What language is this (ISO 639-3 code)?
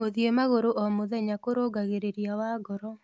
kik